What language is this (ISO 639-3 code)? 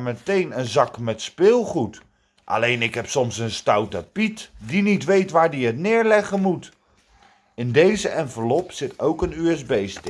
nld